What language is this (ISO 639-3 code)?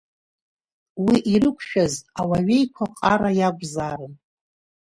abk